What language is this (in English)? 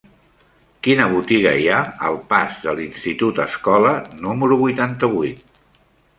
Catalan